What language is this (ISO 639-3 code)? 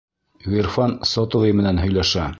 bak